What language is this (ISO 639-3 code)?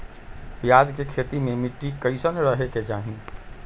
mag